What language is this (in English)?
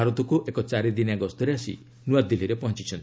Odia